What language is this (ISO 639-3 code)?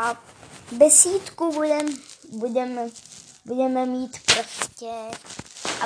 ces